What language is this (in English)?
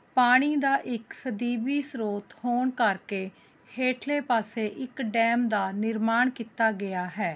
Punjabi